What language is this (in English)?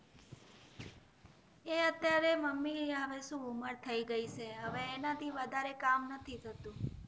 Gujarati